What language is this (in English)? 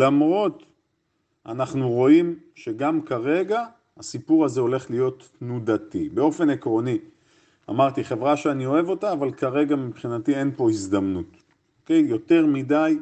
Hebrew